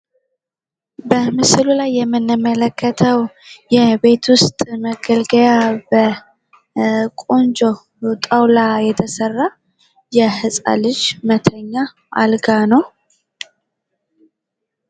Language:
Amharic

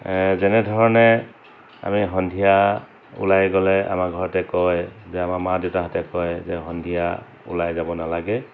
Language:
Assamese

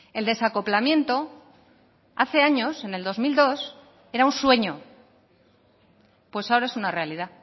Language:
Spanish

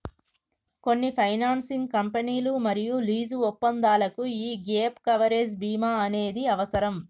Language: Telugu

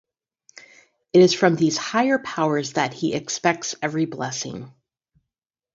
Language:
English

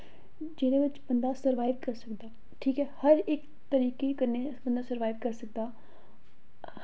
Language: Dogri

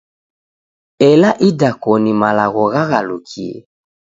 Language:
Taita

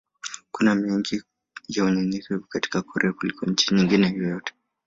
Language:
Swahili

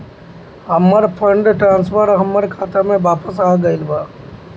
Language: Bhojpuri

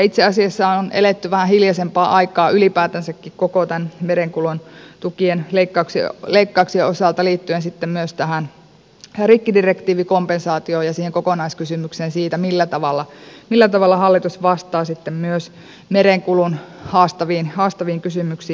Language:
Finnish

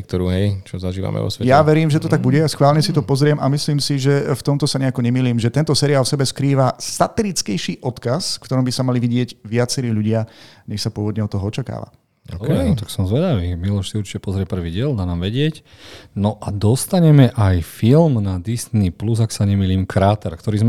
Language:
Slovak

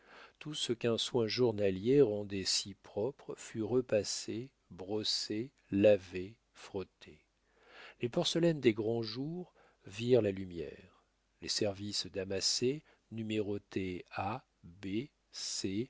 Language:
French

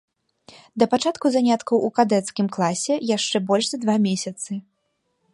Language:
Belarusian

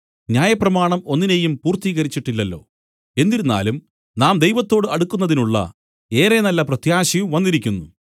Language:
Malayalam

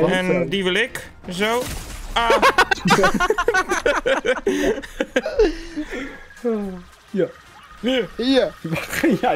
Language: Dutch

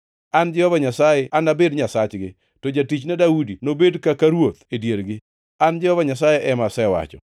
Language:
Luo (Kenya and Tanzania)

